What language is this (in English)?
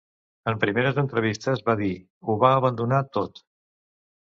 Catalan